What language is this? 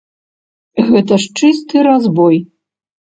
Belarusian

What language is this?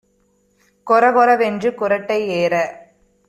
Tamil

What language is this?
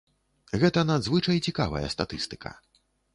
Belarusian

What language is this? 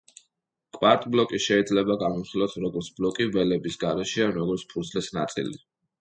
Georgian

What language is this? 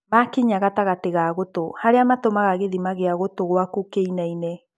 Kikuyu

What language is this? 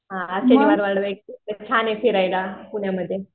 Marathi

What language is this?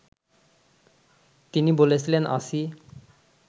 Bangla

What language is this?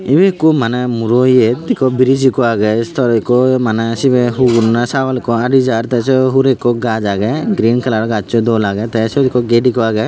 Chakma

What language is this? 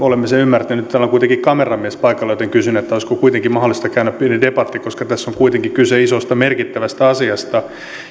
Finnish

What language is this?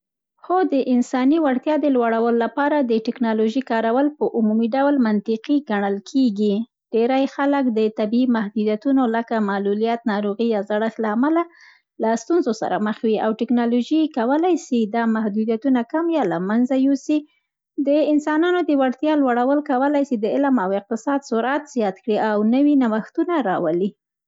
Central Pashto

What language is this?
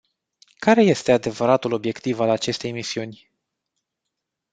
Romanian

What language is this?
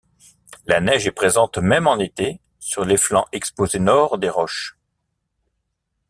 French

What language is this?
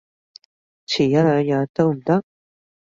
Cantonese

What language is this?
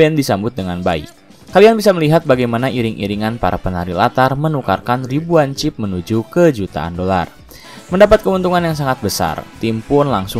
Indonesian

